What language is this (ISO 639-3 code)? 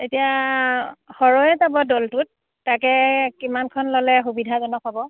asm